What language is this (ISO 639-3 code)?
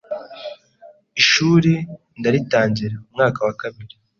kin